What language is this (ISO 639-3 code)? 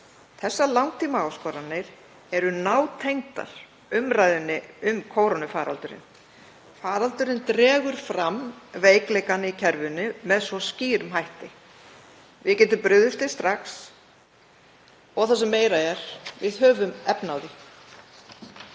isl